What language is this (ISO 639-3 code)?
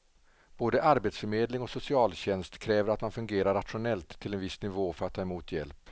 swe